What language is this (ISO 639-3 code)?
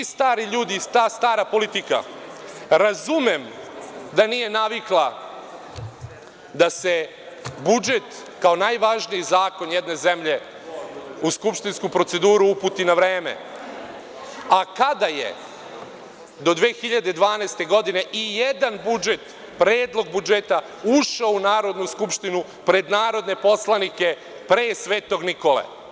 srp